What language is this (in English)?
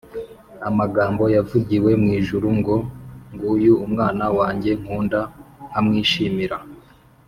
Kinyarwanda